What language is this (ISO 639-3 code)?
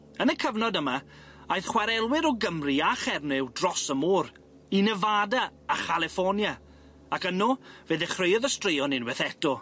cym